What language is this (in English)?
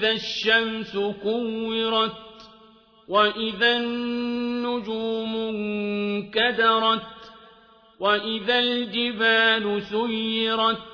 Arabic